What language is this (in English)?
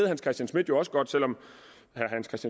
Danish